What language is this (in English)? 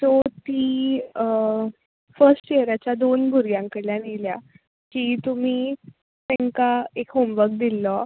Konkani